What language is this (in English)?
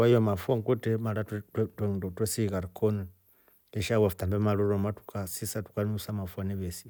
Rombo